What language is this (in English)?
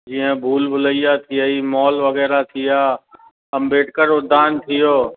Sindhi